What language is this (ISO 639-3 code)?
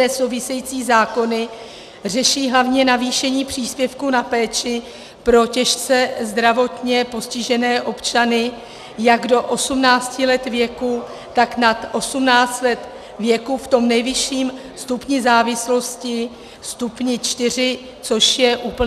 ces